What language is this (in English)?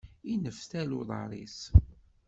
Kabyle